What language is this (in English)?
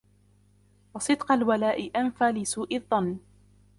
Arabic